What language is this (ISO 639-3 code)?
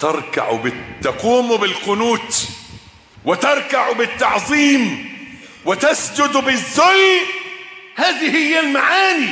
ara